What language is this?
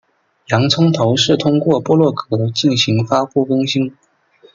Chinese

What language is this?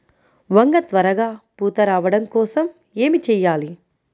Telugu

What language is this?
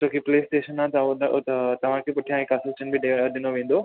Sindhi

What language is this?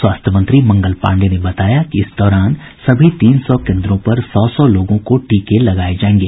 Hindi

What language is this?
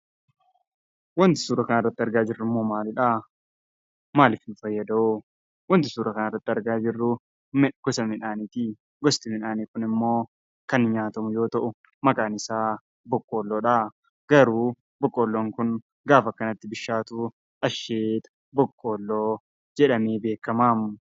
Oromo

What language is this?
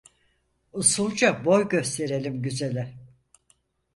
Turkish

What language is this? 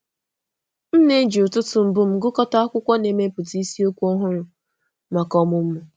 Igbo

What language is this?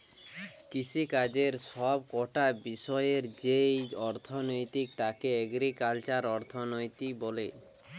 Bangla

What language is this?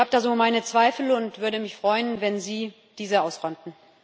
German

